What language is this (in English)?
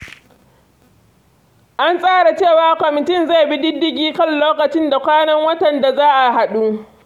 Hausa